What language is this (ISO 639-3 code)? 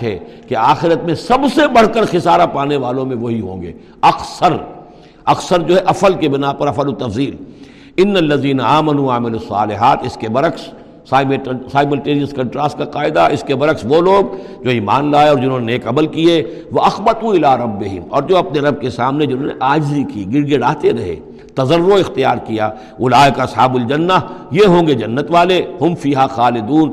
urd